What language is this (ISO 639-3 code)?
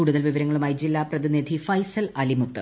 mal